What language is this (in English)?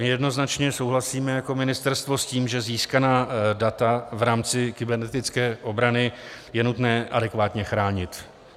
Czech